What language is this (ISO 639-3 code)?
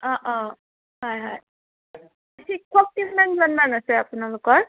asm